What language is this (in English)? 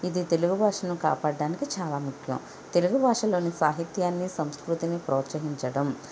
Telugu